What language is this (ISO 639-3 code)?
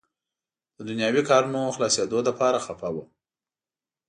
pus